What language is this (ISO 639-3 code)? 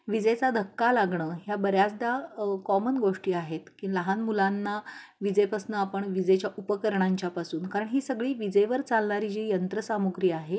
mar